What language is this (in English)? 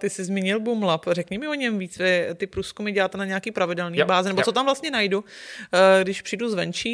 Czech